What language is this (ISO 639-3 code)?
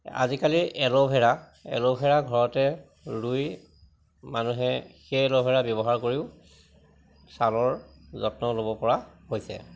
asm